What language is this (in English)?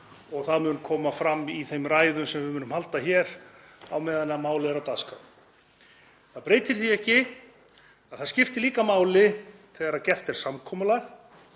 Icelandic